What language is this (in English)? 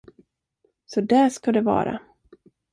Swedish